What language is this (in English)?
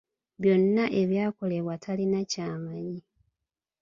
Ganda